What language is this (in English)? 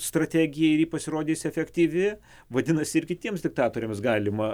Lithuanian